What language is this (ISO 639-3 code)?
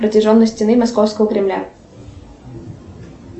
rus